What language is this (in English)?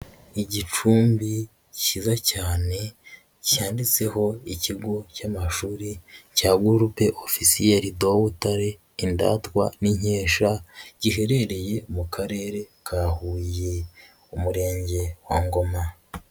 Kinyarwanda